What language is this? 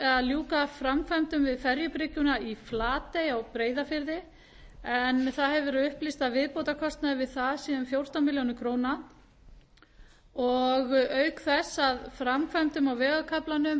Icelandic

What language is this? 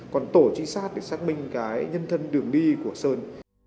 Vietnamese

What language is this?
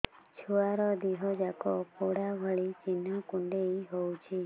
Odia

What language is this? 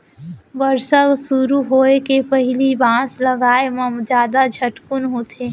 Chhattisgarhi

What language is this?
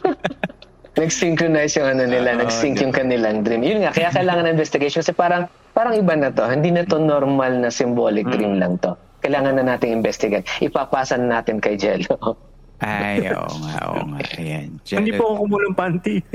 Filipino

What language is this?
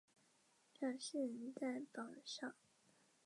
Chinese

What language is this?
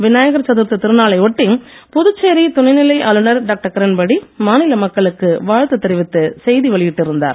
Tamil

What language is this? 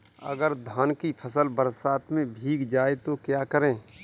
Hindi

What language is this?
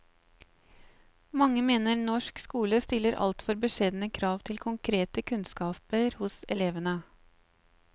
Norwegian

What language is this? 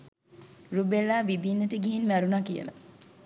Sinhala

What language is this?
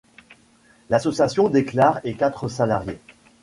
French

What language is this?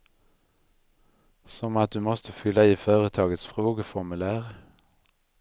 Swedish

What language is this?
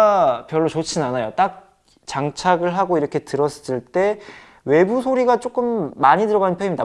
Korean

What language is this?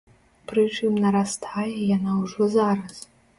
Belarusian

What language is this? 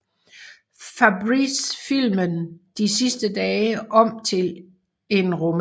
Danish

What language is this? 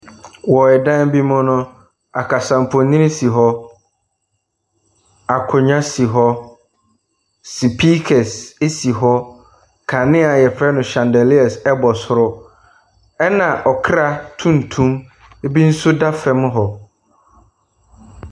Akan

